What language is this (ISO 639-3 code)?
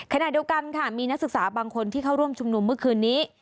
tha